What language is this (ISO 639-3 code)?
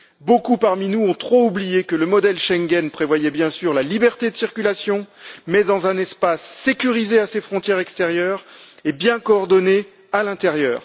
fra